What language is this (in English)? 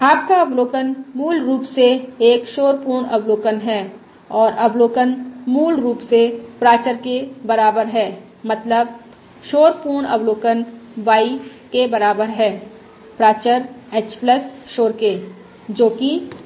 Hindi